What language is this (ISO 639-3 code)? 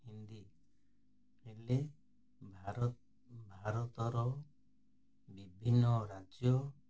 ori